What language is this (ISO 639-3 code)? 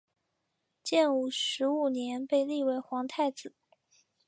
zho